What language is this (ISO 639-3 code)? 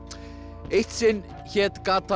isl